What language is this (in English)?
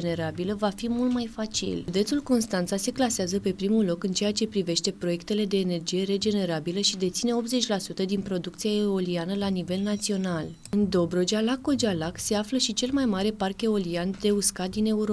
Romanian